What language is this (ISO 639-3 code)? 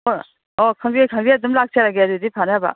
mni